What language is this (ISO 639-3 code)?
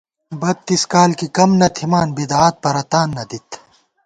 gwt